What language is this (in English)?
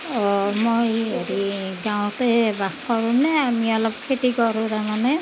Assamese